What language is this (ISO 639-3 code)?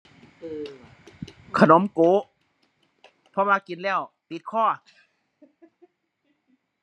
tha